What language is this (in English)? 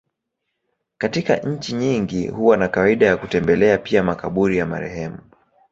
Swahili